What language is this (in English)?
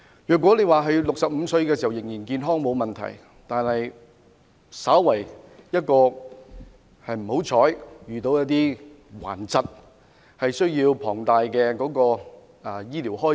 Cantonese